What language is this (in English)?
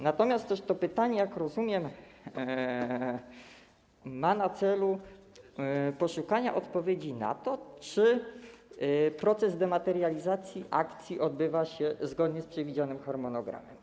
Polish